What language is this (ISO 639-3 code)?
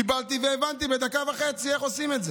heb